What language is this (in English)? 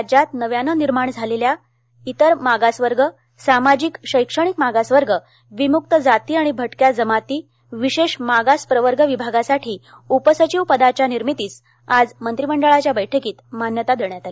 Marathi